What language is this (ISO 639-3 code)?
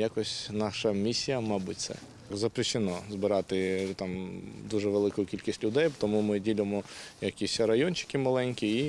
ukr